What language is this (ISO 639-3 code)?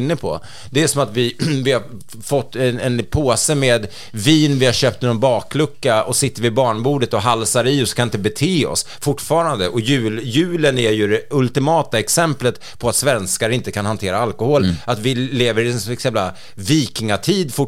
swe